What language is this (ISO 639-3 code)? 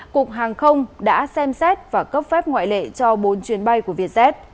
vie